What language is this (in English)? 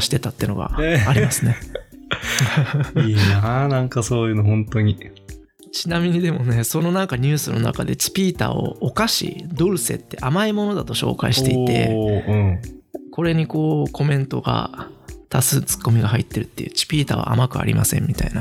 Japanese